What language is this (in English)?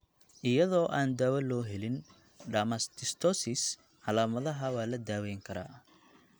Somali